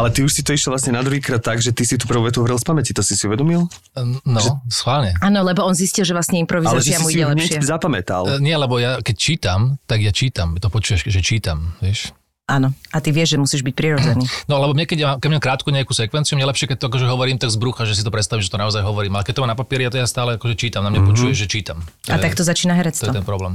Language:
Slovak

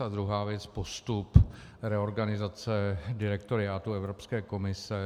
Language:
Czech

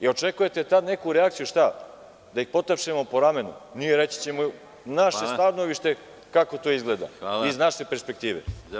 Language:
Serbian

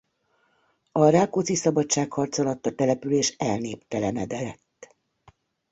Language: Hungarian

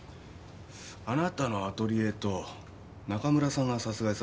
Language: Japanese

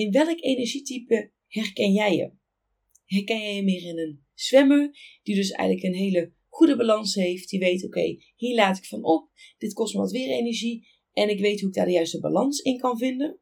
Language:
Dutch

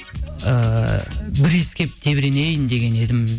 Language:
Kazakh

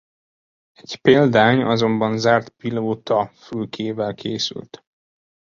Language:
Hungarian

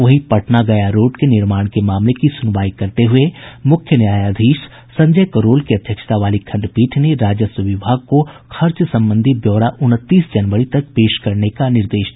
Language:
Hindi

